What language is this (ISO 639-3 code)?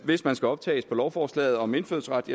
dan